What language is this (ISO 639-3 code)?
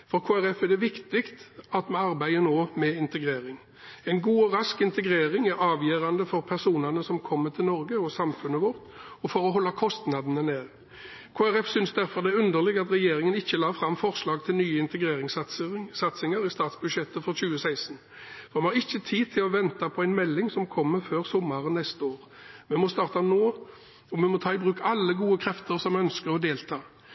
nob